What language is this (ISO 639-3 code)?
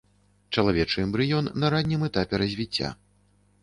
bel